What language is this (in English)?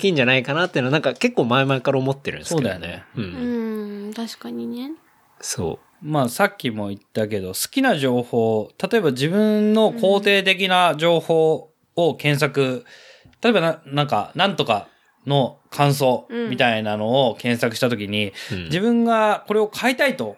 Japanese